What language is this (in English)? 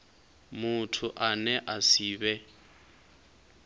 Venda